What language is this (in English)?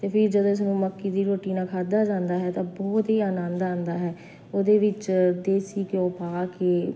Punjabi